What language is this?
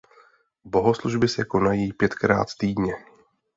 Czech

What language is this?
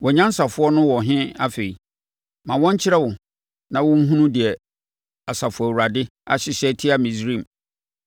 Akan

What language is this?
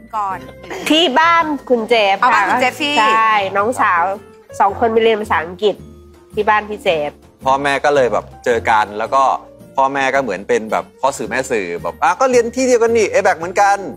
Thai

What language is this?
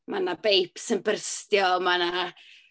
Welsh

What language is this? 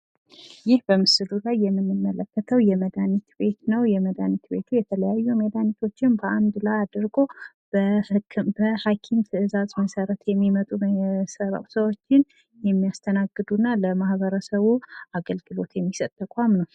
Amharic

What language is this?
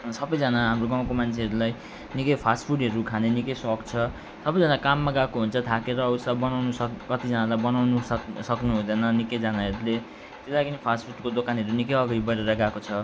Nepali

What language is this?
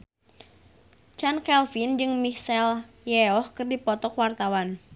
Sundanese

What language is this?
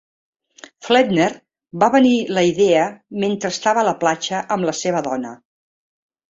Catalan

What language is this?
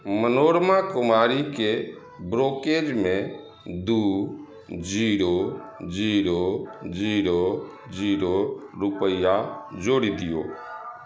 Maithili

